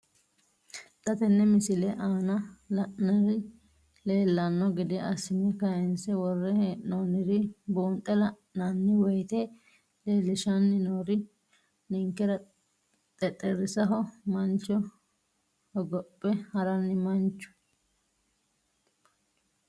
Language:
Sidamo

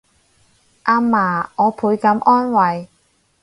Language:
Cantonese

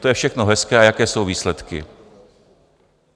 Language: Czech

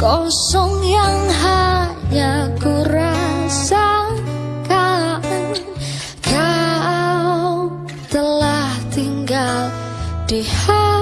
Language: Indonesian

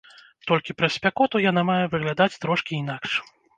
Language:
Belarusian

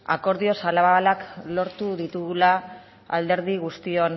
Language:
Basque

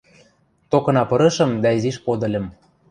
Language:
Western Mari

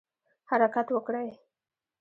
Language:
Pashto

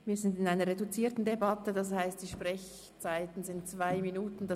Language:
Swiss German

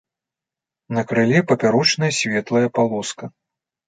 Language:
Belarusian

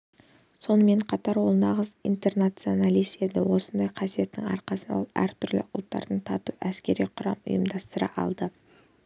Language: Kazakh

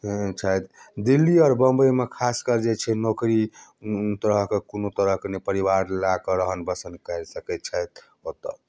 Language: Maithili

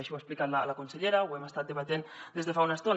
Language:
Catalan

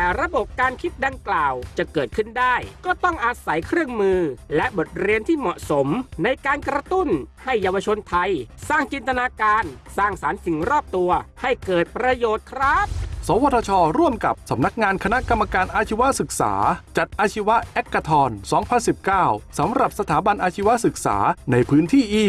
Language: Thai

